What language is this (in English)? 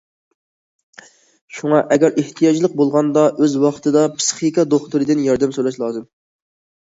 Uyghur